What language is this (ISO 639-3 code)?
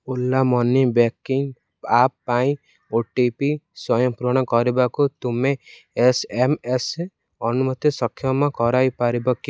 ori